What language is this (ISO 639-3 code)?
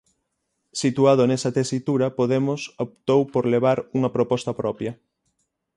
glg